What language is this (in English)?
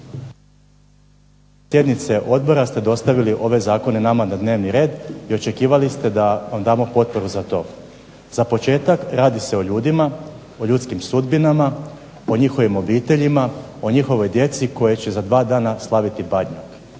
Croatian